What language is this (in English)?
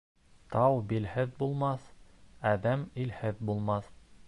Bashkir